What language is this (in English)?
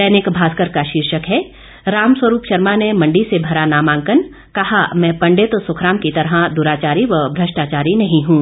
Hindi